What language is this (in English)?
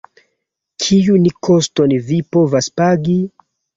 Esperanto